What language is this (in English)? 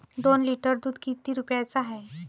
Marathi